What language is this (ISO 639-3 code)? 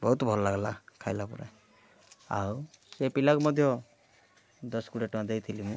ori